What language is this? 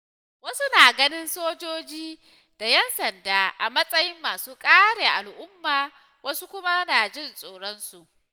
Hausa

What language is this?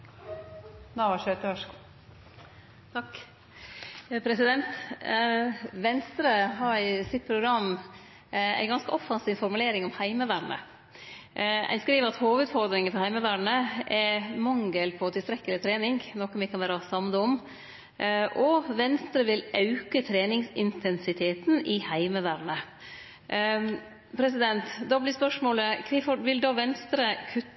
Norwegian Nynorsk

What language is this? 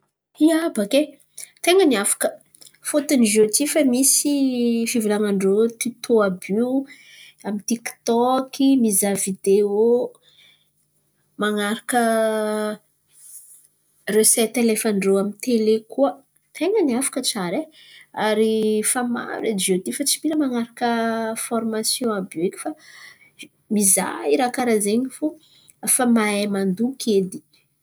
Antankarana Malagasy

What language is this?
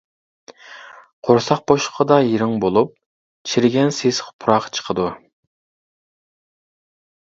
Uyghur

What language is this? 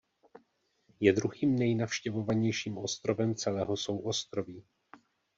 Czech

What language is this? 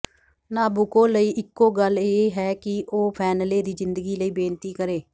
Punjabi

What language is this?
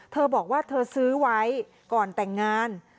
Thai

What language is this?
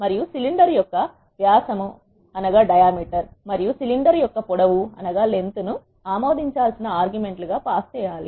Telugu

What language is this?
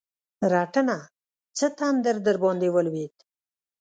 Pashto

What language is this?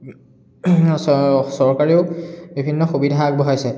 Assamese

